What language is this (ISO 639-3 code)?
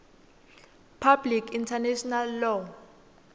ssw